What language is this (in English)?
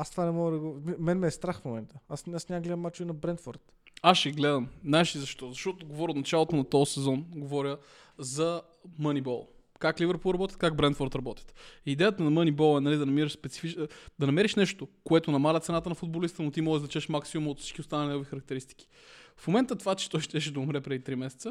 Bulgarian